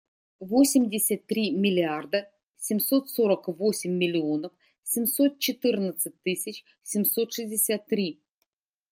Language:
Russian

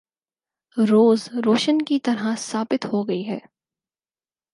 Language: Urdu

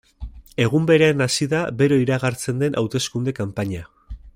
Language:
Basque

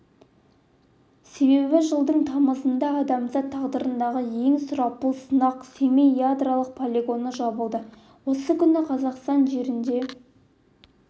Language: Kazakh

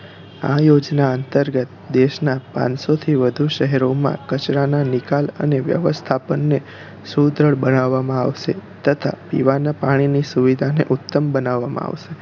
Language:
Gujarati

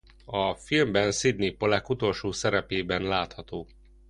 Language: Hungarian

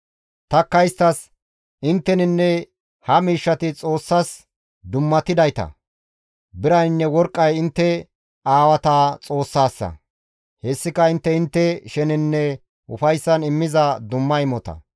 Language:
Gamo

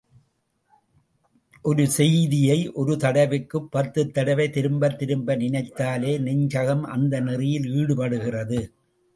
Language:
Tamil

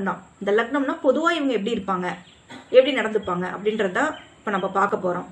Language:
Tamil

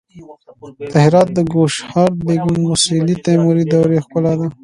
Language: Pashto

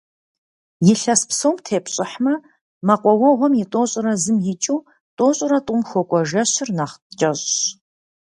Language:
Kabardian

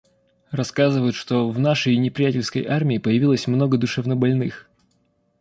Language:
Russian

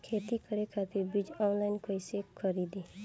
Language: Bhojpuri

